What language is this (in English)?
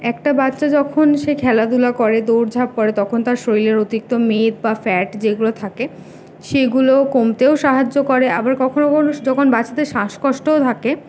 Bangla